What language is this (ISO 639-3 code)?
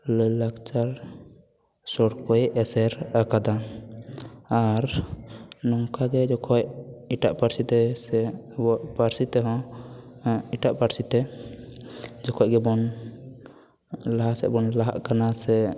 sat